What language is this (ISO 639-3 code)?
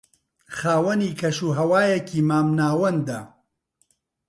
ckb